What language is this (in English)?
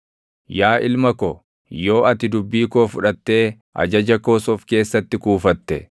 Oromo